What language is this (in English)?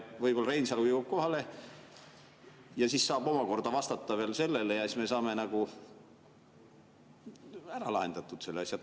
Estonian